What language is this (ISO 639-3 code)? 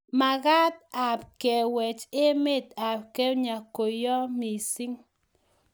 kln